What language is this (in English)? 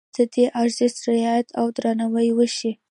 Pashto